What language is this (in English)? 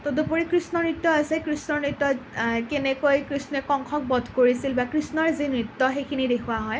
Assamese